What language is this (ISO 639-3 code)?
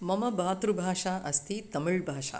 san